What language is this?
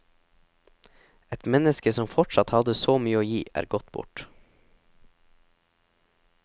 Norwegian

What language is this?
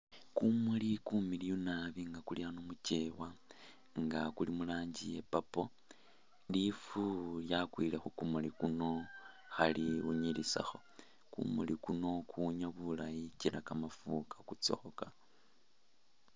Masaaba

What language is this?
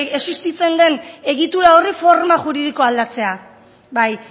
Basque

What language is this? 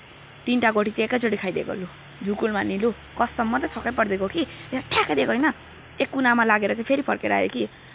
Nepali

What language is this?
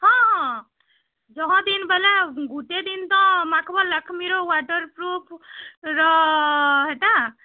Odia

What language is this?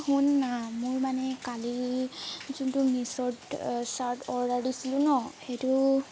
Assamese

